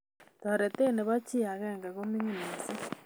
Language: Kalenjin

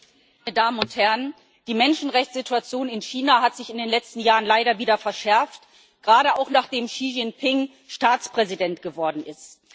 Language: German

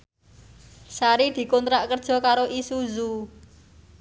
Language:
Javanese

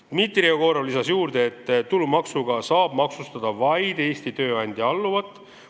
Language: Estonian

